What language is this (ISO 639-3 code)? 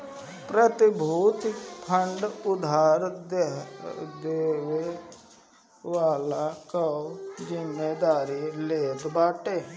bho